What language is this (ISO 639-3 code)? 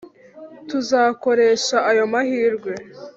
kin